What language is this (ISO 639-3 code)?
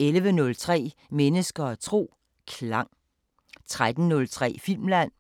dan